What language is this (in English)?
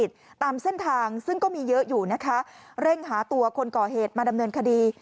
Thai